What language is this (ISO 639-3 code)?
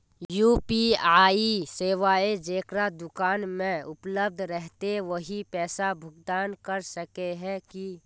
mag